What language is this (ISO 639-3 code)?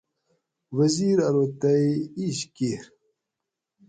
gwc